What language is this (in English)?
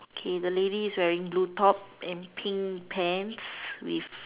English